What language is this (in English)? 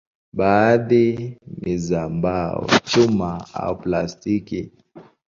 Swahili